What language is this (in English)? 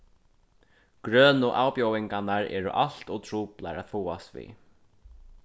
Faroese